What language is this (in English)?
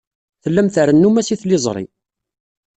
Kabyle